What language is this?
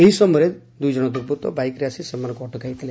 Odia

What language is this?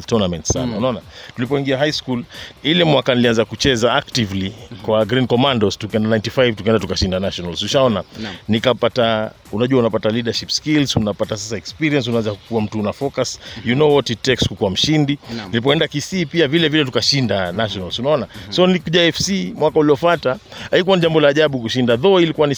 Swahili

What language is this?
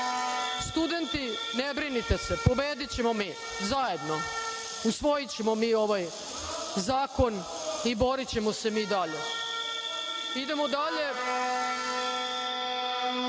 Serbian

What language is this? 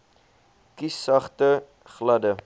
Afrikaans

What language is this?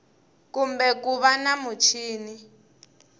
Tsonga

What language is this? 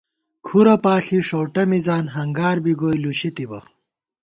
Gawar-Bati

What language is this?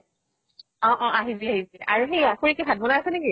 Assamese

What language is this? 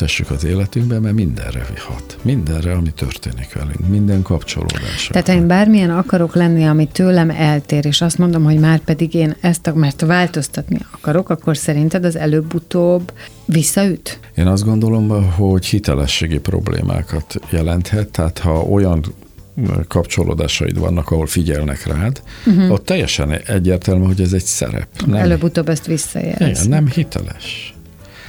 Hungarian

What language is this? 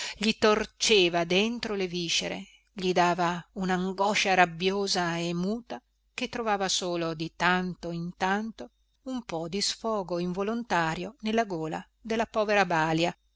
Italian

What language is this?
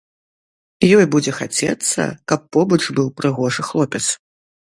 Belarusian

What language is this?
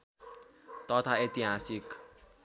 Nepali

